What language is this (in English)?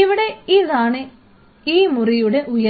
Malayalam